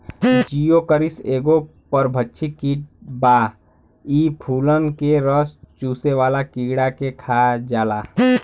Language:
Bhojpuri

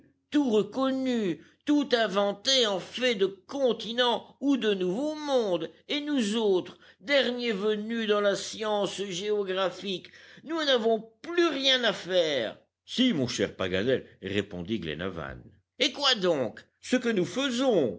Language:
French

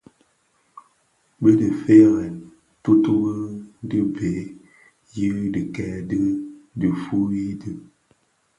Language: Bafia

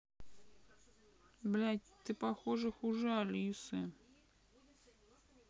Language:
Russian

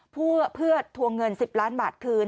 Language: Thai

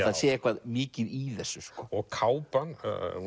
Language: Icelandic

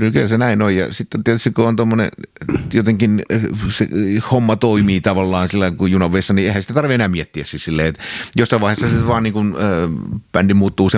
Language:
Finnish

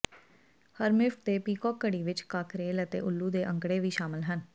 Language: Punjabi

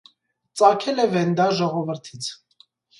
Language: Armenian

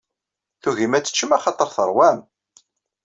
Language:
Kabyle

